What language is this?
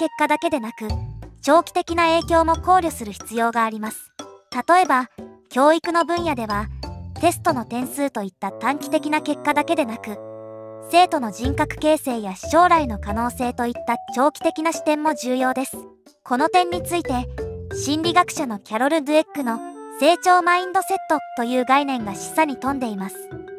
Japanese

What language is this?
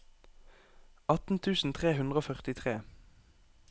Norwegian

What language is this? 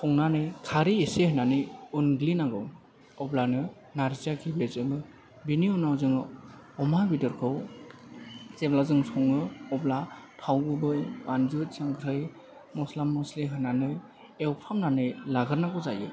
Bodo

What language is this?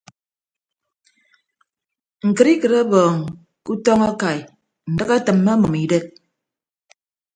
Ibibio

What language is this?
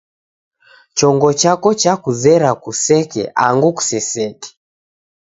Taita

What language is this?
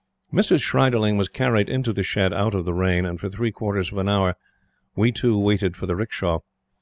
English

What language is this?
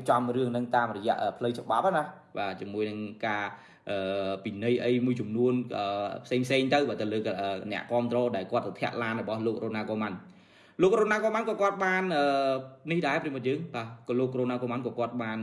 Vietnamese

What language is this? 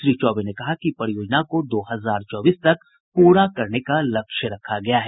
Hindi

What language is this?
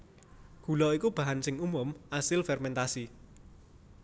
Javanese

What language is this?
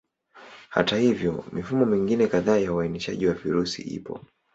Swahili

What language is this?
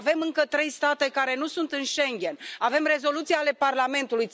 Romanian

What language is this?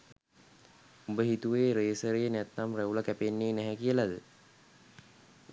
Sinhala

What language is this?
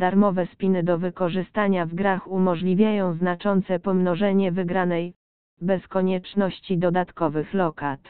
Polish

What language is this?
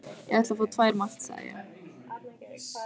Icelandic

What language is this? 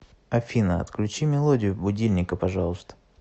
Russian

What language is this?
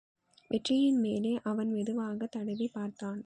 Tamil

